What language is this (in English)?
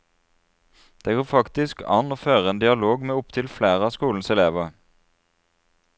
Norwegian